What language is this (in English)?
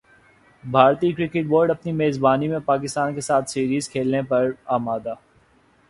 Urdu